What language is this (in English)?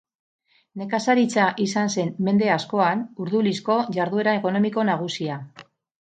Basque